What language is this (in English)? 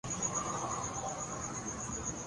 Urdu